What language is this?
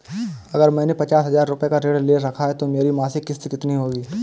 Hindi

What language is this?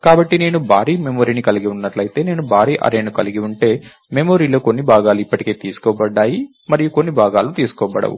Telugu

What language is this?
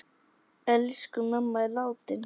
Icelandic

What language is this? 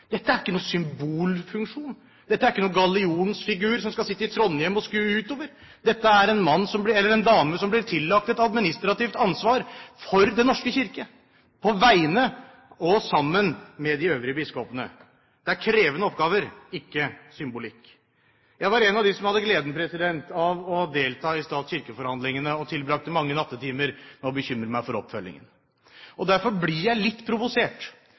Norwegian Bokmål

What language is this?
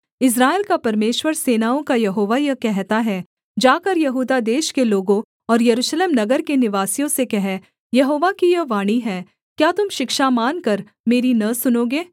Hindi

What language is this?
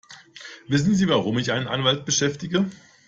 German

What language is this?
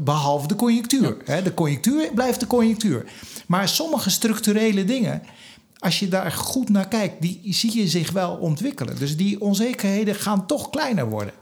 Dutch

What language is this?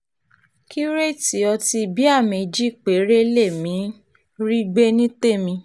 Yoruba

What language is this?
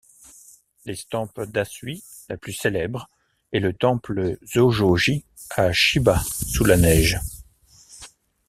French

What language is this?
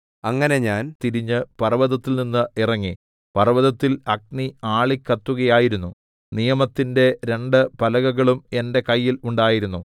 Malayalam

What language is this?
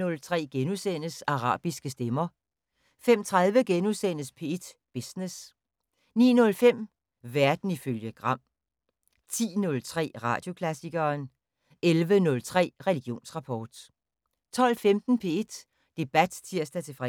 Danish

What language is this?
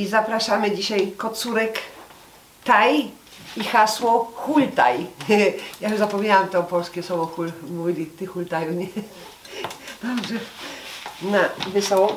Polish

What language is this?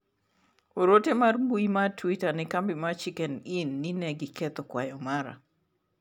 Luo (Kenya and Tanzania)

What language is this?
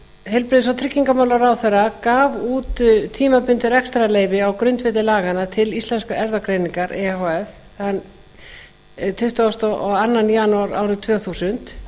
Icelandic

